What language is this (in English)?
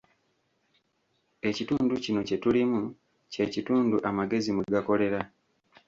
Ganda